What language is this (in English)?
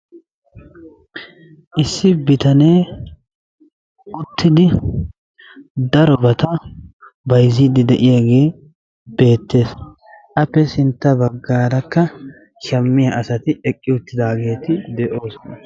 Wolaytta